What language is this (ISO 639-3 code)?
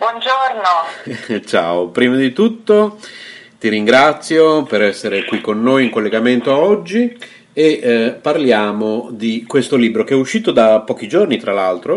ita